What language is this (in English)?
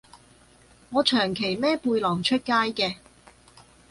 Cantonese